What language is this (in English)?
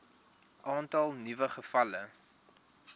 Afrikaans